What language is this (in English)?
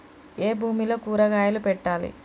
Telugu